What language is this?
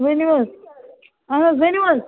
Kashmiri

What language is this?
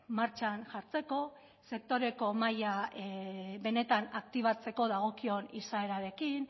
Basque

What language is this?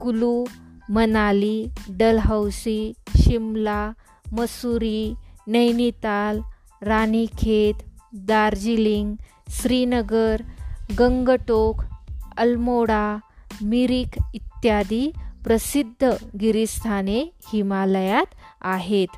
Marathi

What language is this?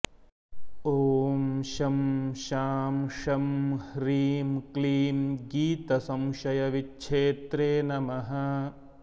Sanskrit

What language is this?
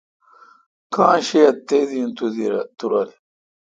Kalkoti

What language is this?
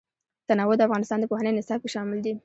Pashto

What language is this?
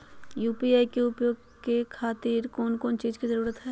Magahi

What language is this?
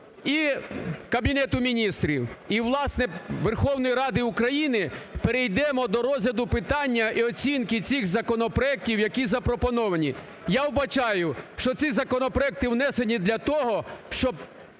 Ukrainian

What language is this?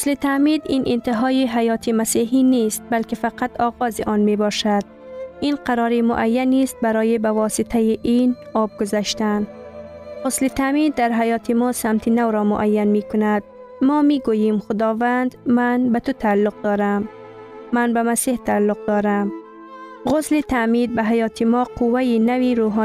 Persian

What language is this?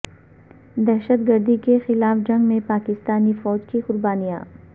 Urdu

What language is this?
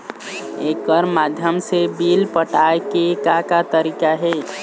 Chhattisgarhi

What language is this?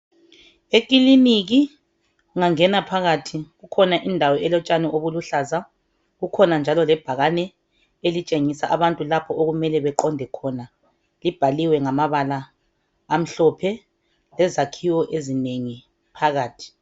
North Ndebele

